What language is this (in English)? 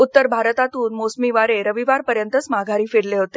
Marathi